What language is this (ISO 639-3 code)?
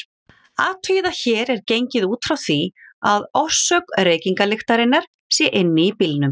isl